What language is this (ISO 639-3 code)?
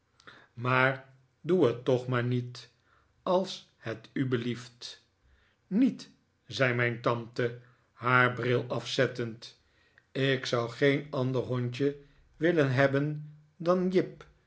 nld